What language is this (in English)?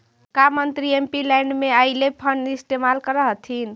Magahi